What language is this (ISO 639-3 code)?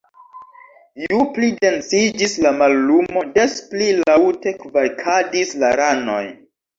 epo